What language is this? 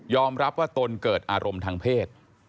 Thai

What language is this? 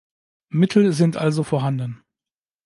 German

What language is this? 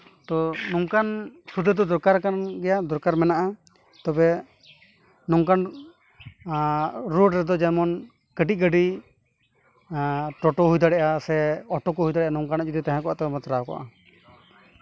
Santali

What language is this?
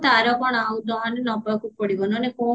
Odia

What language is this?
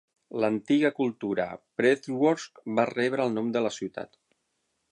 Catalan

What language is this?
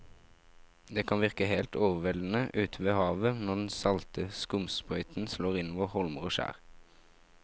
Norwegian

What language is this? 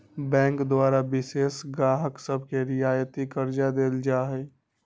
Magahi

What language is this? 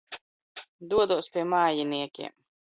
Latvian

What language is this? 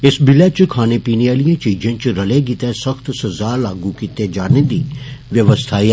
Dogri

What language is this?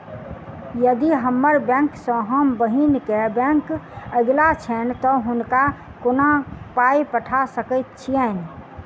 Maithili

